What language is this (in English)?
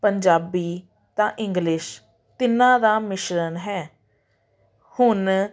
Punjabi